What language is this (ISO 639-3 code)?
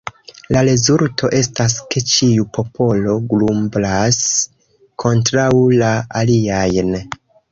epo